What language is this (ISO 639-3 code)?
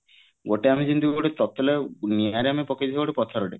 ori